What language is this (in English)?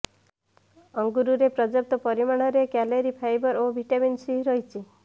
Odia